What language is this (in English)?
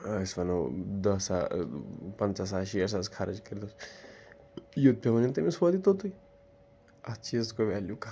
Kashmiri